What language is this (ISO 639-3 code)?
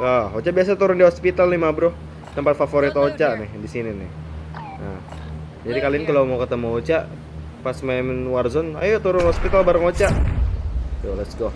ind